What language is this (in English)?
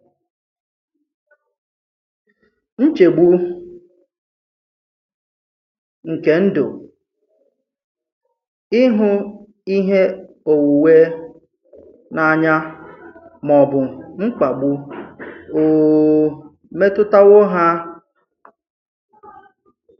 Igbo